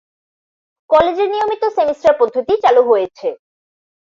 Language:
Bangla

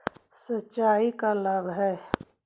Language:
Magahi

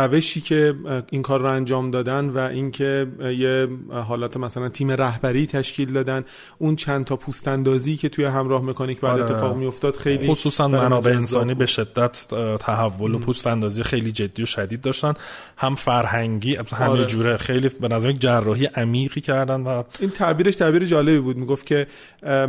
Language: Persian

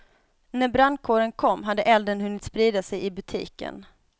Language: Swedish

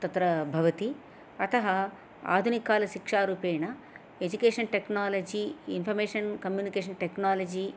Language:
Sanskrit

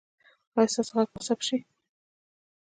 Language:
Pashto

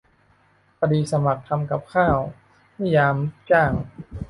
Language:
Thai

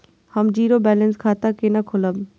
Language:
Maithili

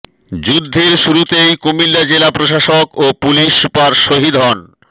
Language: Bangla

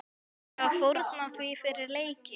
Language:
Icelandic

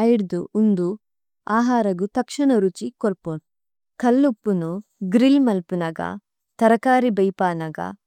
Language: Tulu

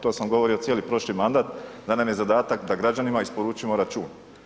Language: Croatian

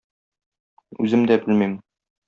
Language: Tatar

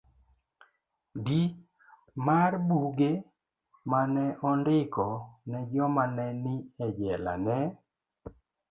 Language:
Luo (Kenya and Tanzania)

